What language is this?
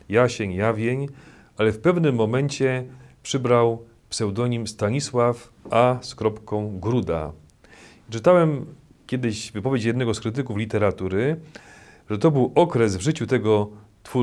Polish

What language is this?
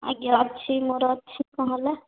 Odia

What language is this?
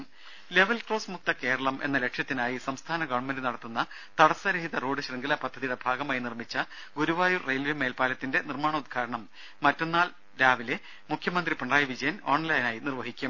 Malayalam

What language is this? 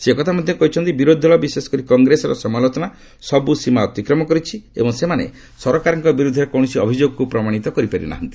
Odia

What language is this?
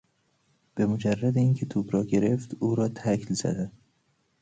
Persian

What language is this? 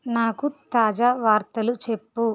Telugu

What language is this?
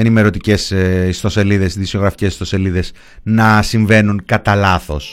Greek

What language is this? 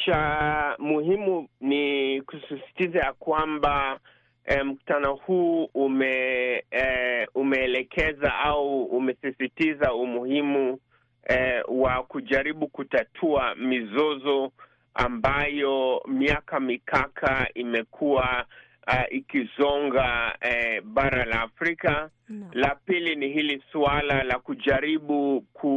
Swahili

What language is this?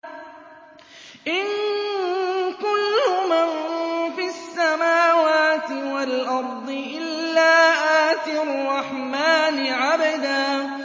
Arabic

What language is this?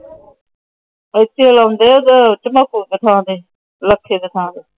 Punjabi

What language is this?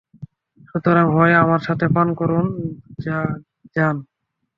Bangla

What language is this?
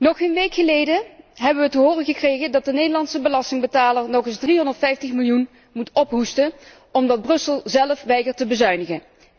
Dutch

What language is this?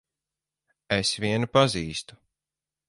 Latvian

